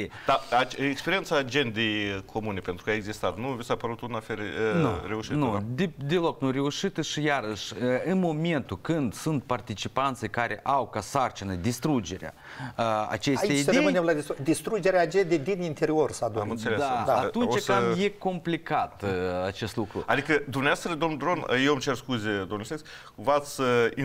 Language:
Romanian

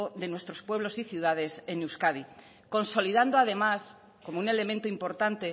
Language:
Spanish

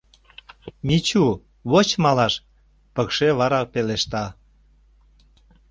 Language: Mari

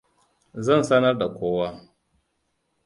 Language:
Hausa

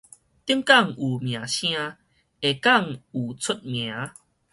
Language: Min Nan Chinese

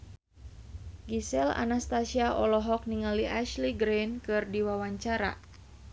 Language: Sundanese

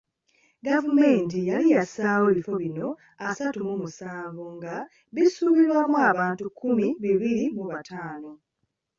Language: Ganda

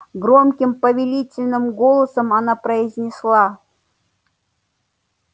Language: Russian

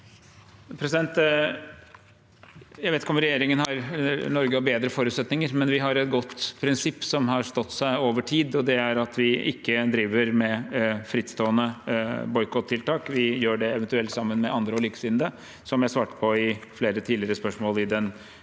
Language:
Norwegian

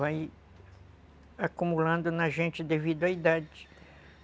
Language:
Portuguese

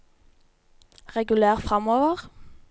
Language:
Norwegian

